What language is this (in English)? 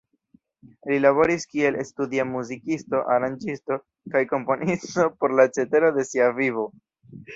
Esperanto